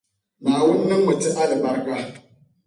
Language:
Dagbani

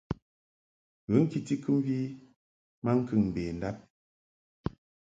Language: Mungaka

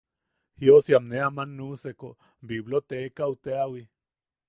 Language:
Yaqui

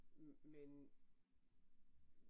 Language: Danish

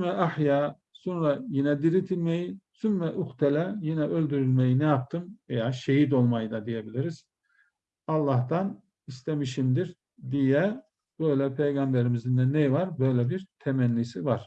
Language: Turkish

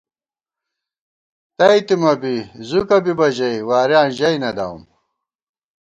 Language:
Gawar-Bati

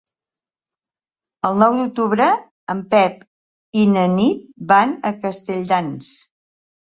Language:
Catalan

